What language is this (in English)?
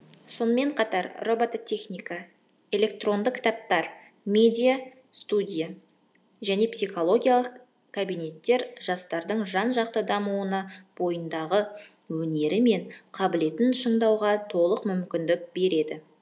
Kazakh